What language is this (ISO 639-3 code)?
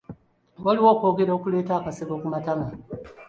lug